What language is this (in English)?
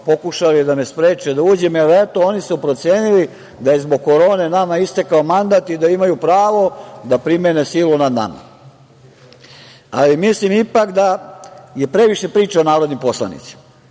Serbian